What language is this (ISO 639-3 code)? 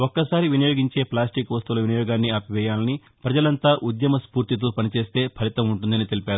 tel